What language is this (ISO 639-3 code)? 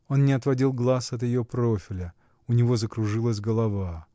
rus